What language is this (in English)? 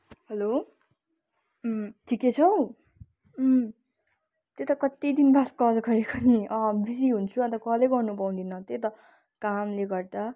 Nepali